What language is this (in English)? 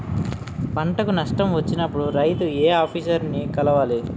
Telugu